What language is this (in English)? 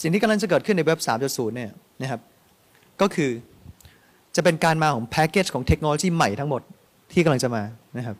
Thai